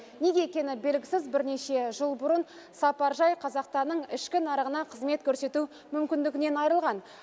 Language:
Kazakh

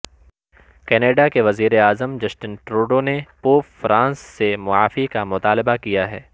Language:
Urdu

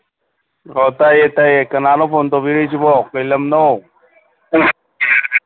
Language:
Manipuri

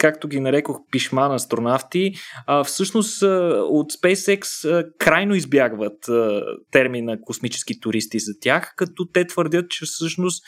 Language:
Bulgarian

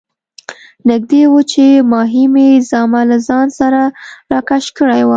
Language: Pashto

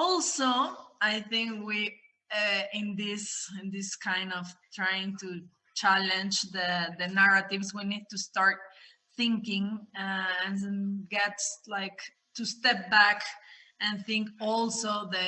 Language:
English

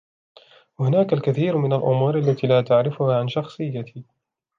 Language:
Arabic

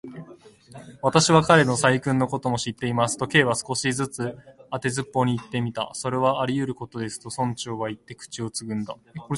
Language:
Japanese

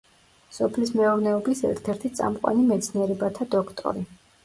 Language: Georgian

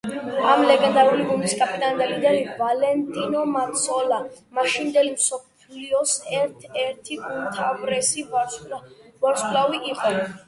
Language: Georgian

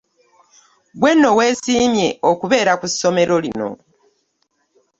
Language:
Ganda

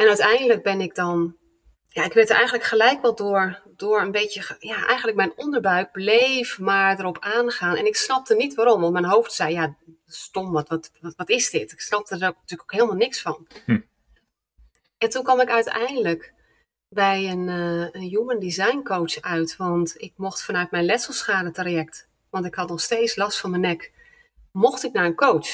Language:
Dutch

